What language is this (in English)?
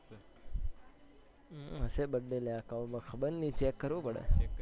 Gujarati